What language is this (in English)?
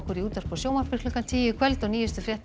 Icelandic